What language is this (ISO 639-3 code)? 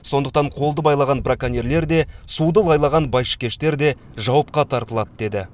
kaz